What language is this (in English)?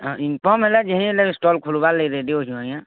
Odia